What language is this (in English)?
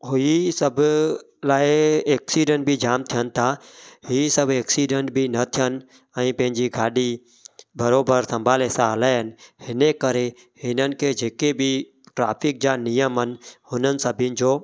Sindhi